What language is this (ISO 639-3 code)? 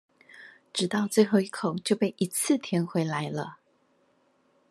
zho